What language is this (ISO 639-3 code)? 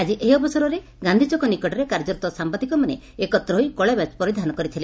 ori